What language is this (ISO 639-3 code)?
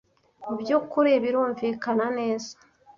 kin